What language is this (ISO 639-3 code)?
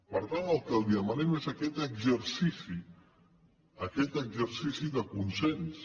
cat